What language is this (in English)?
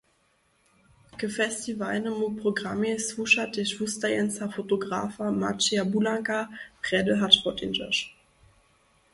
Upper Sorbian